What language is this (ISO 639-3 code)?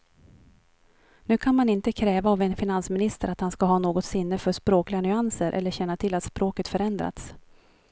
swe